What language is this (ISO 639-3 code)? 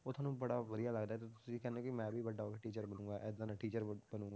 pan